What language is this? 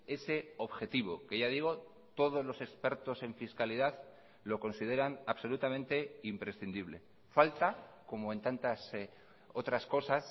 Spanish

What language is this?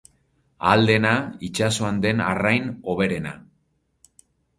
Basque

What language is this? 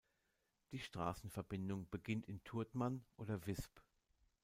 German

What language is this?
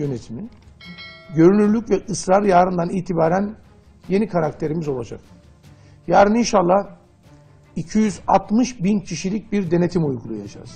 Turkish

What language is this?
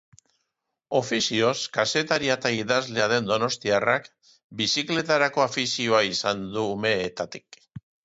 Basque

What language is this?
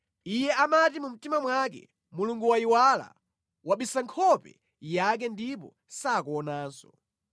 Nyanja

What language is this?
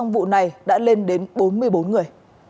Vietnamese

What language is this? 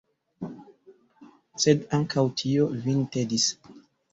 Esperanto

